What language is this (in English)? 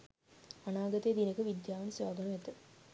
Sinhala